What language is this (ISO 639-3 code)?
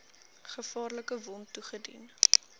afr